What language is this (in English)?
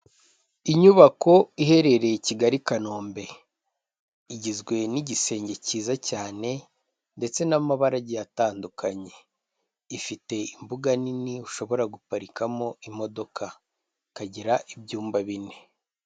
Kinyarwanda